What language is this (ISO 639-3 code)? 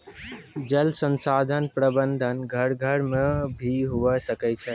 mai